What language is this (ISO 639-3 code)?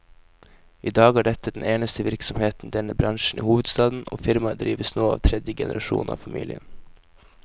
nor